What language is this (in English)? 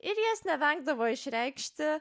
Lithuanian